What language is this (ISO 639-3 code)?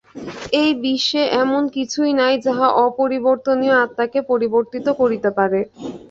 ben